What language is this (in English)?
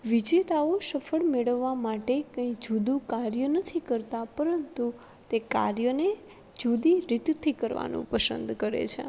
Gujarati